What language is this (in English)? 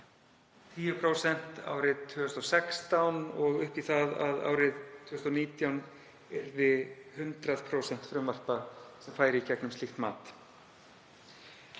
Icelandic